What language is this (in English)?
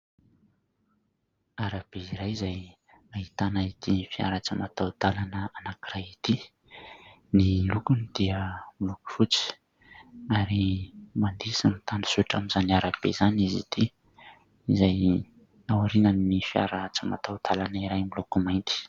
Malagasy